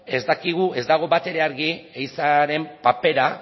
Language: Basque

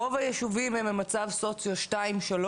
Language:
Hebrew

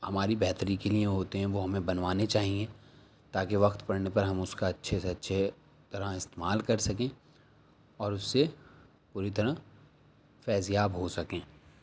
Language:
Urdu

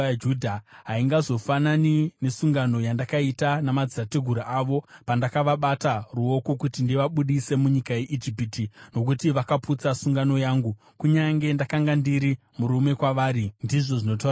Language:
Shona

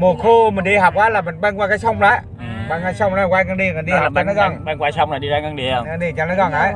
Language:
Vietnamese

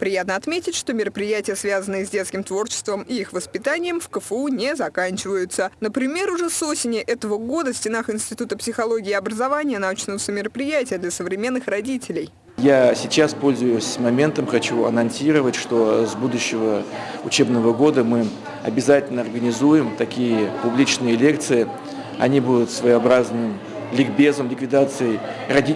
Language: Russian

